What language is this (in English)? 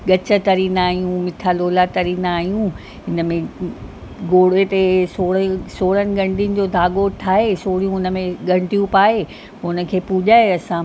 Sindhi